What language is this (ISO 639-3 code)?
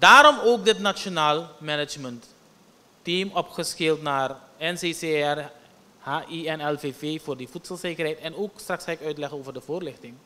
nld